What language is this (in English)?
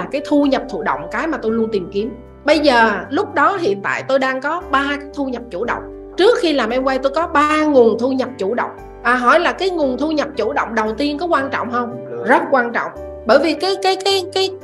Vietnamese